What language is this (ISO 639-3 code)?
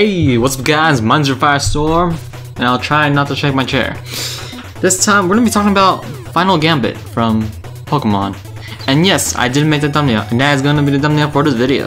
eng